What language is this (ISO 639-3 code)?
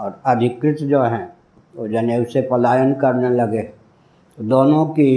hin